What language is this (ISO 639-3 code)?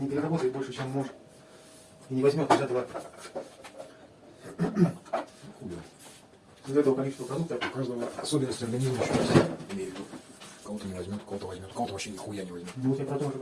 rus